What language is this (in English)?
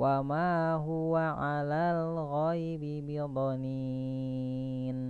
Indonesian